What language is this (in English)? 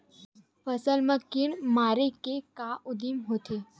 Chhattisgarhi